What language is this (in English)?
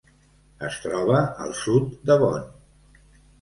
Catalan